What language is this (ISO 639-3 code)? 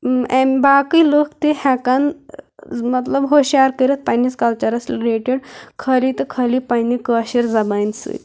kas